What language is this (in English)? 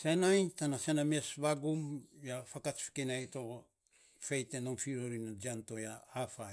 Saposa